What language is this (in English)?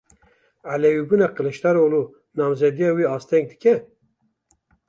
Kurdish